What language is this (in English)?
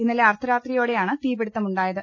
Malayalam